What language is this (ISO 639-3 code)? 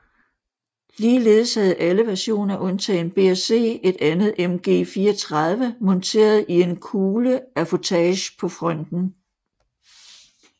dan